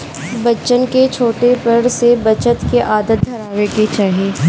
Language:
Bhojpuri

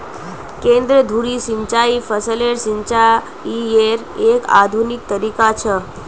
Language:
Magahi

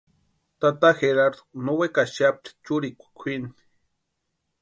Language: Western Highland Purepecha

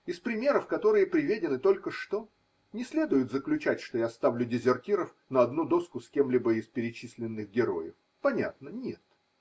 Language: Russian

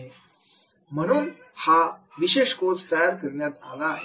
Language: Marathi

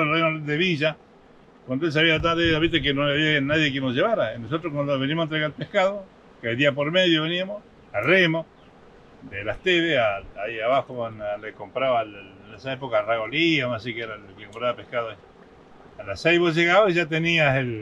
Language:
Spanish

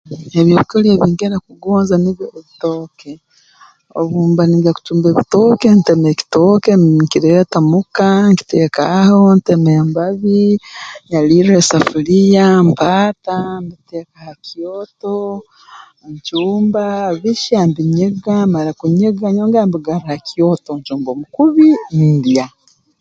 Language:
Tooro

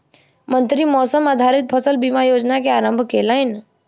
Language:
Maithili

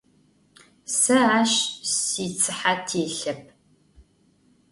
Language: Adyghe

